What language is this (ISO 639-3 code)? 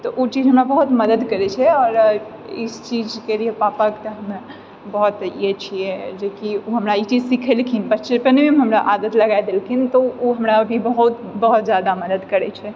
mai